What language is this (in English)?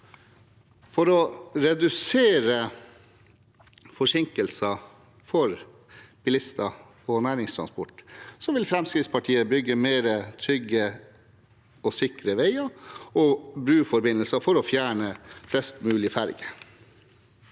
Norwegian